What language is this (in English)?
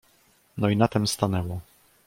Polish